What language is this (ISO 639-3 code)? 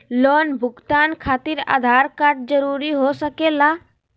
mag